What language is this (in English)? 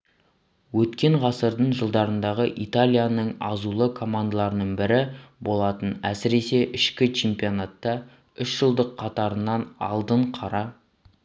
Kazakh